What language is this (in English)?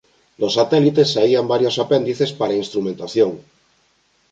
Galician